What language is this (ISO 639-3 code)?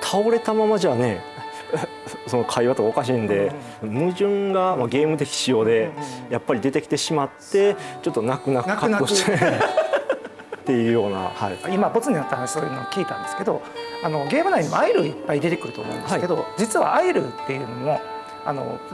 jpn